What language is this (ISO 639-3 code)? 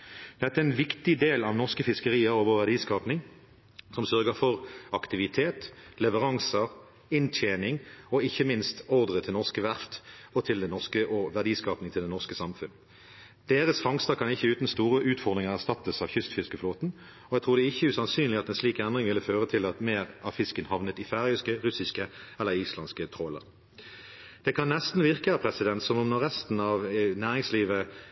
nob